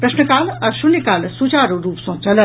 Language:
Maithili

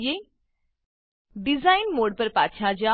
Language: Gujarati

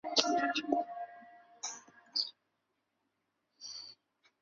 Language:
Chinese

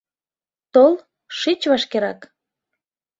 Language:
Mari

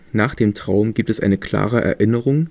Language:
German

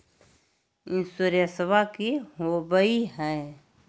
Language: Magahi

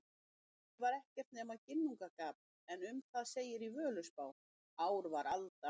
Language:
Icelandic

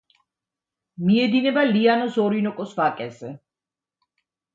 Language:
Georgian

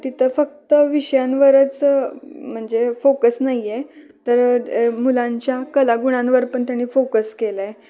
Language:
Marathi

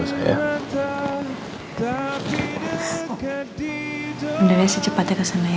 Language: Indonesian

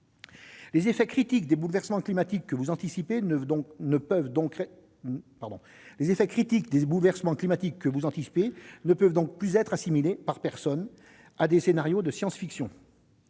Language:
French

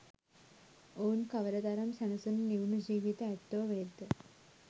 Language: Sinhala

